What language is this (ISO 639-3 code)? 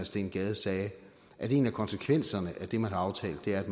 dan